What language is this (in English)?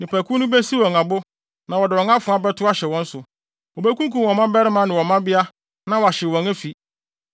Akan